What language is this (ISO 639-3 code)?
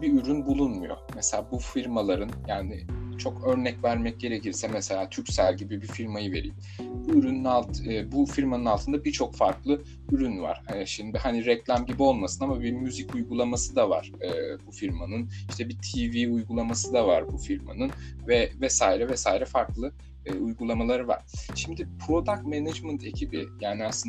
tur